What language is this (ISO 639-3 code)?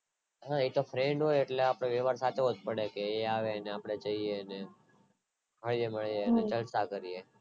guj